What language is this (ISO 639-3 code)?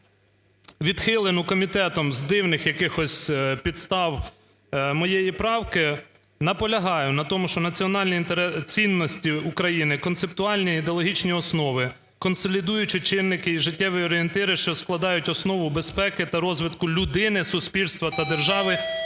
ukr